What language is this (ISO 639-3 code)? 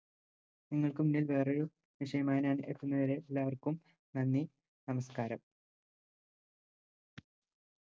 mal